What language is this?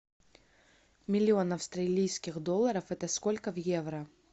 Russian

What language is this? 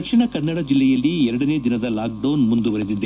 Kannada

